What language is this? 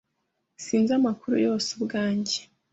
Kinyarwanda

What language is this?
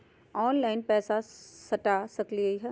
Magahi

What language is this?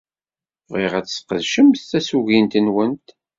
Kabyle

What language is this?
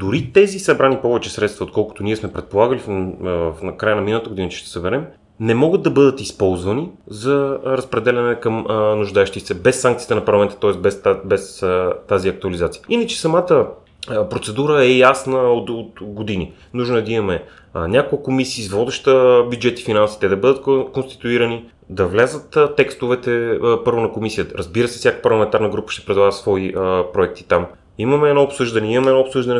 Bulgarian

